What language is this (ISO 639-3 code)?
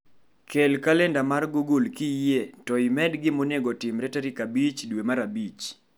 luo